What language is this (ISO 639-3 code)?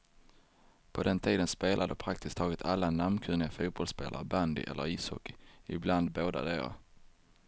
swe